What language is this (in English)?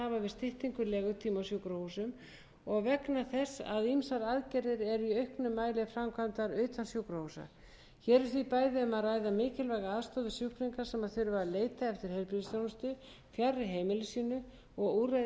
Icelandic